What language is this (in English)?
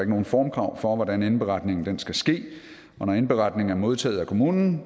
Danish